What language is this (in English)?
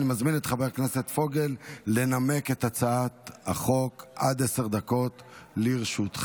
Hebrew